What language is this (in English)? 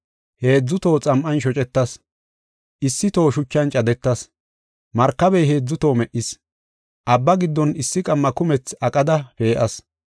Gofa